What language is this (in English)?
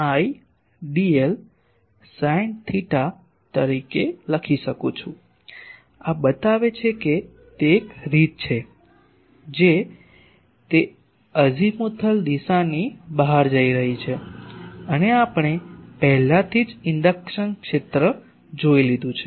Gujarati